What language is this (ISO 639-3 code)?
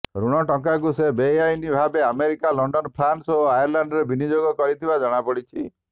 ori